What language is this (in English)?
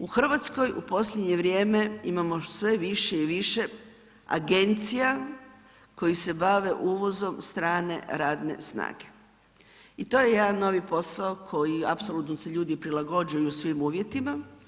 Croatian